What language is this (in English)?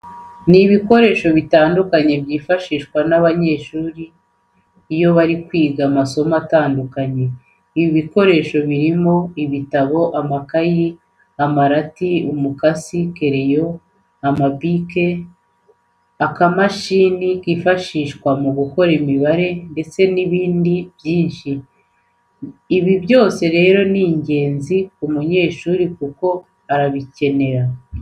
Kinyarwanda